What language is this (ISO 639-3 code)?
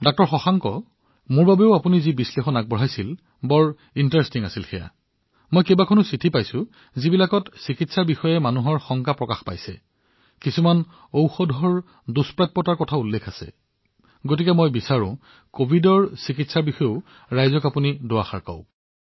asm